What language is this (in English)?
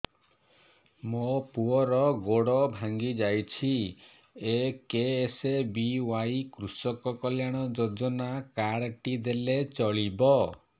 Odia